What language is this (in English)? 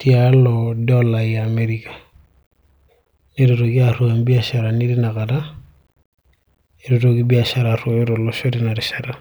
Masai